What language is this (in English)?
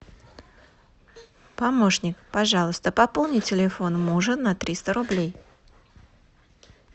Russian